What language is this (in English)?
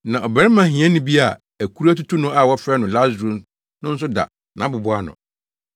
Akan